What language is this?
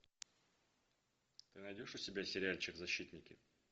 Russian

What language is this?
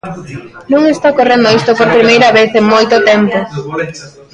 Galician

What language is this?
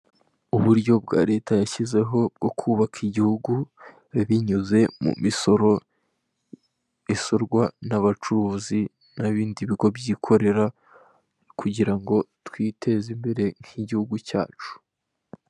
Kinyarwanda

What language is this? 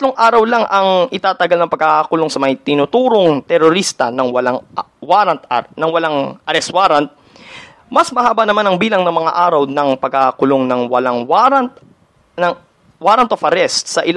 Filipino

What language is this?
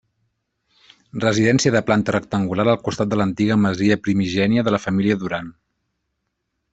Catalan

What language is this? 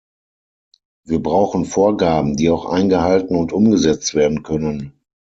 German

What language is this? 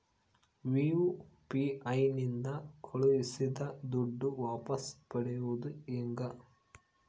Kannada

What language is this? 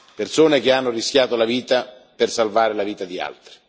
Italian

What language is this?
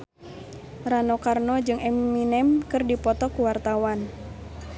Sundanese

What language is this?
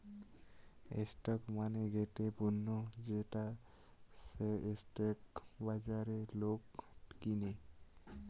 Bangla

